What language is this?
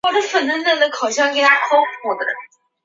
Chinese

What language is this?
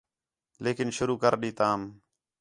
Khetrani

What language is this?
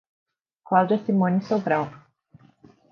Portuguese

